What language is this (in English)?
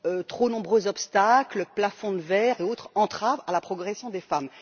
French